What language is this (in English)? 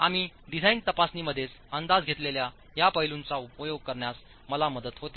Marathi